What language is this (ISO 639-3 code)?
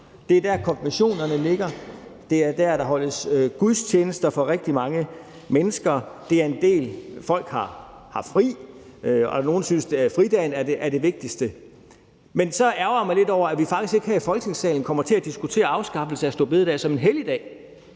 dan